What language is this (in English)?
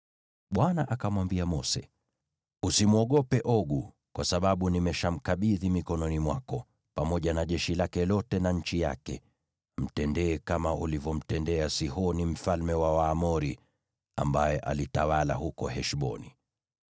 Swahili